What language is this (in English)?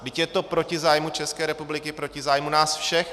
Czech